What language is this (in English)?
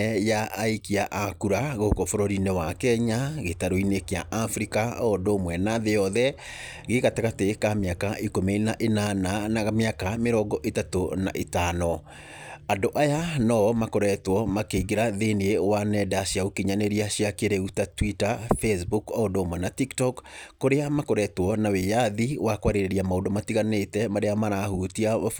Kikuyu